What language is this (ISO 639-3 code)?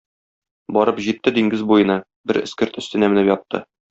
tat